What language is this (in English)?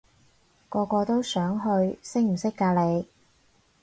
Cantonese